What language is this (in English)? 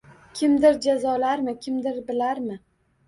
Uzbek